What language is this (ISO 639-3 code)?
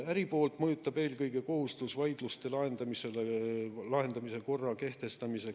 est